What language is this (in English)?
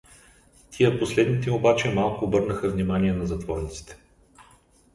Bulgarian